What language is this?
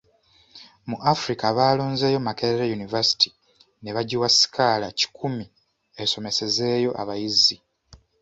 Ganda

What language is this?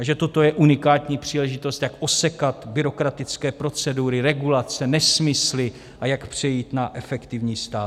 Czech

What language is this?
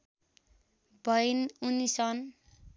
Nepali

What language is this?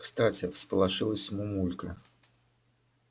Russian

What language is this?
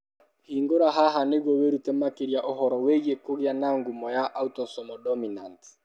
Kikuyu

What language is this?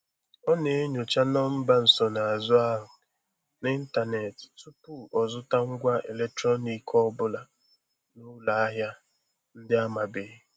Igbo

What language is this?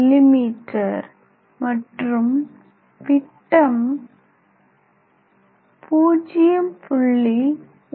Tamil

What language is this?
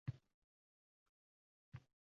Uzbek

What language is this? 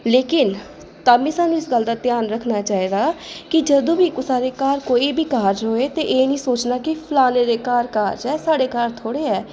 Dogri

